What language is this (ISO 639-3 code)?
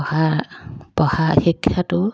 asm